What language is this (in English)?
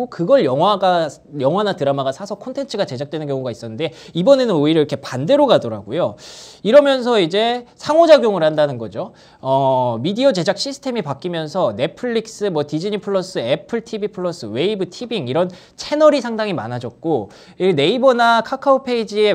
Korean